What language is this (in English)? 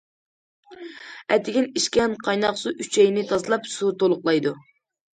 Uyghur